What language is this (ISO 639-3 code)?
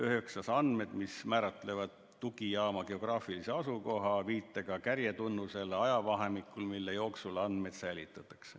est